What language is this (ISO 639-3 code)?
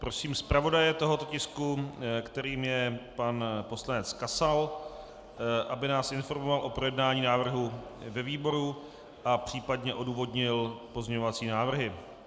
ces